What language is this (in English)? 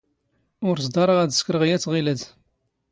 Standard Moroccan Tamazight